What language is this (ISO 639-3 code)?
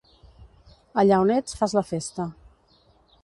cat